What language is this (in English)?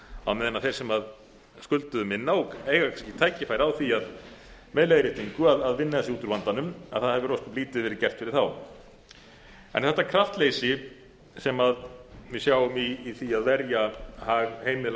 Icelandic